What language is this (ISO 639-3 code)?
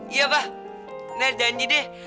ind